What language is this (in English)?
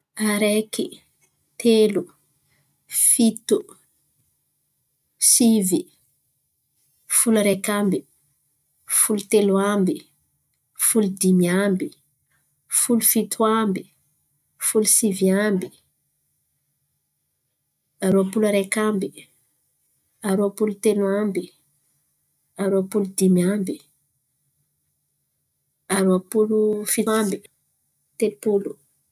Antankarana Malagasy